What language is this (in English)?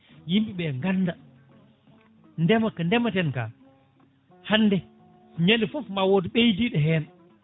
Fula